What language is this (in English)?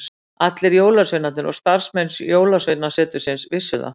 Icelandic